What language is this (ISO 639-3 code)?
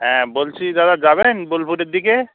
ben